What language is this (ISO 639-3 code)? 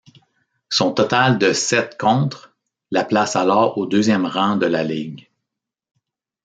fra